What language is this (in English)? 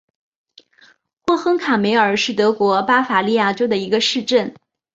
Chinese